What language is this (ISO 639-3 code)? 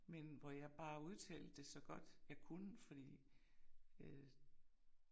dan